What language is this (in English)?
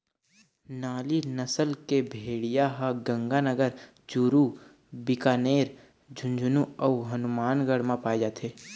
Chhattisgarhi